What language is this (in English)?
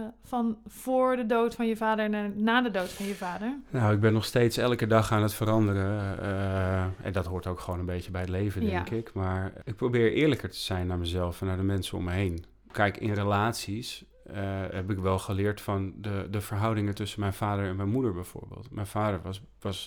Dutch